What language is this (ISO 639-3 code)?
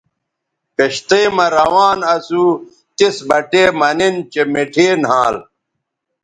btv